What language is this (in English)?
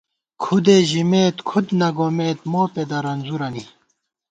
Gawar-Bati